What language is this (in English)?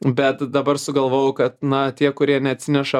Lithuanian